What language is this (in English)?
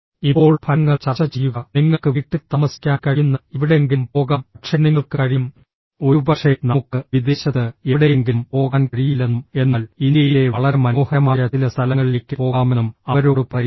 Malayalam